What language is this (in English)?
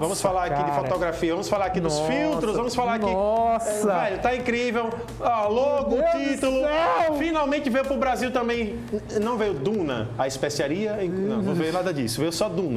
Portuguese